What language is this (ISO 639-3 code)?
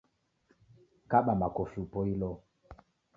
dav